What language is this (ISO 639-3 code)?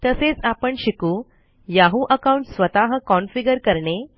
mar